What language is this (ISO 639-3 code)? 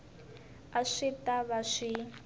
tso